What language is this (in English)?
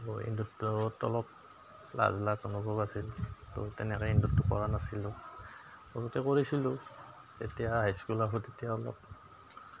Assamese